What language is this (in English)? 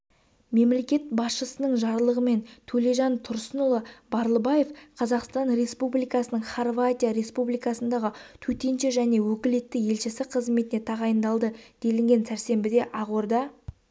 Kazakh